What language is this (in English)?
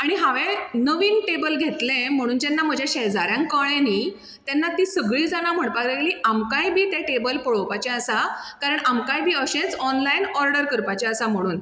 Konkani